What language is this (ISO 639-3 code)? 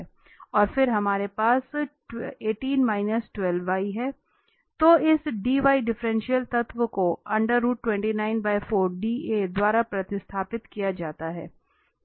hin